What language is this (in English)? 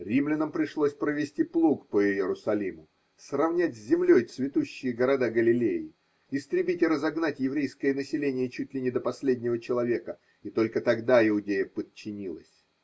Russian